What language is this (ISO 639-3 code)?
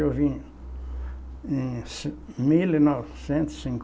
por